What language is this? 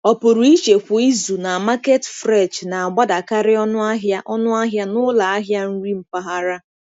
Igbo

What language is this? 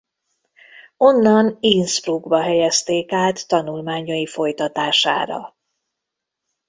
Hungarian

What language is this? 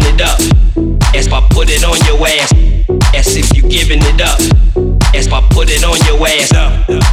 English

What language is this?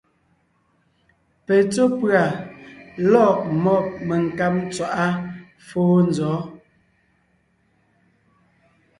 Ngiemboon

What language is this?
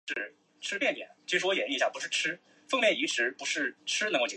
Chinese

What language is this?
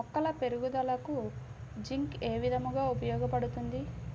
Telugu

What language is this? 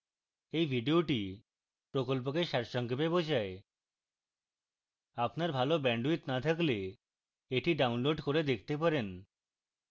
Bangla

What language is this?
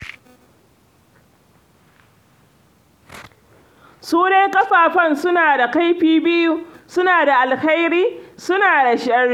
Hausa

